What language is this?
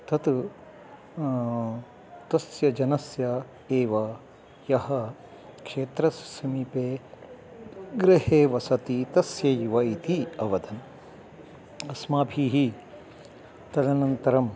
Sanskrit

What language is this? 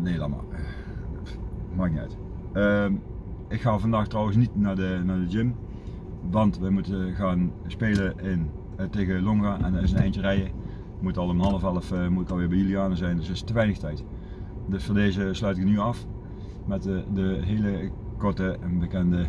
Dutch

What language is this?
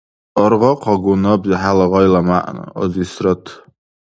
Dargwa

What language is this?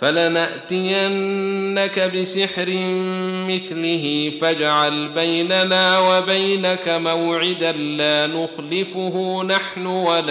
Arabic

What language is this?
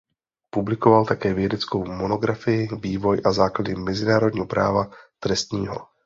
Czech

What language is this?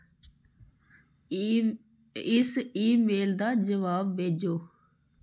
Dogri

